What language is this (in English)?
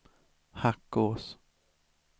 Swedish